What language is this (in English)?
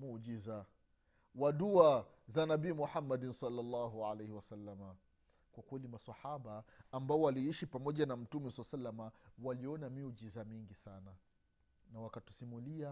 Swahili